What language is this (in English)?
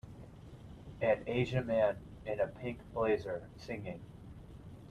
English